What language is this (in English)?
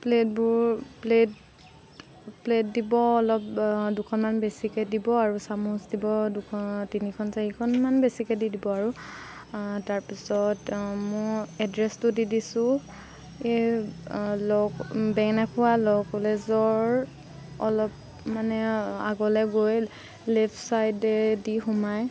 Assamese